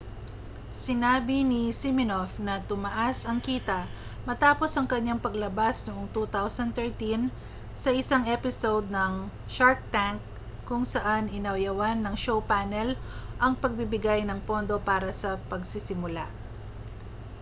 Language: Filipino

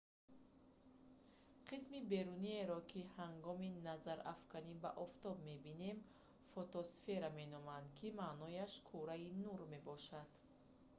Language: Tajik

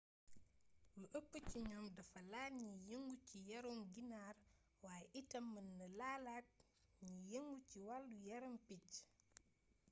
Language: Wolof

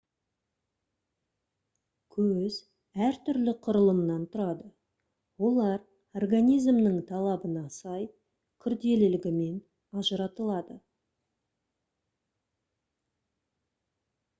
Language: Kazakh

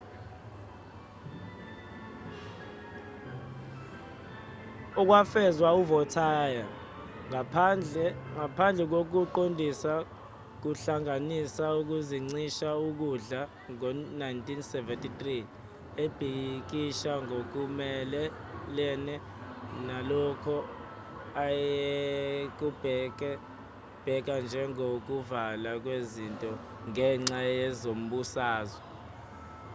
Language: Zulu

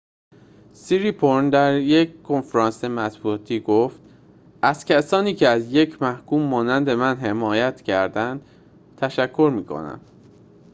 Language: Persian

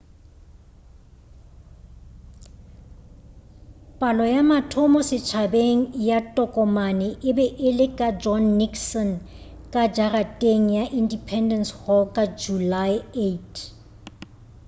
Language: Northern Sotho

